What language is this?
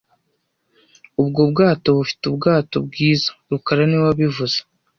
Kinyarwanda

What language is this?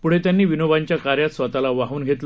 Marathi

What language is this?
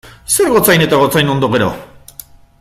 Basque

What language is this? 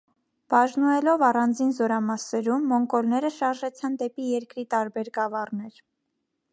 Armenian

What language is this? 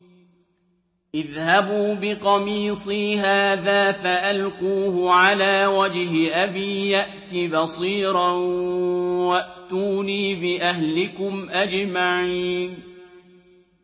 Arabic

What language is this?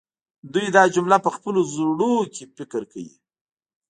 Pashto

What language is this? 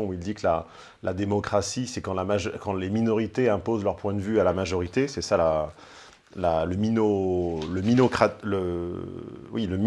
French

